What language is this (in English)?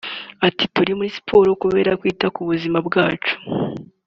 Kinyarwanda